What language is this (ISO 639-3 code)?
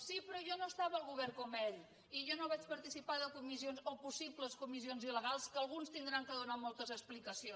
cat